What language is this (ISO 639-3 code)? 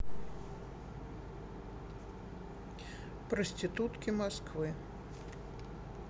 rus